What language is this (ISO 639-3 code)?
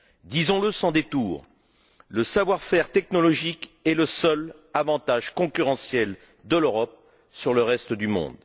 fra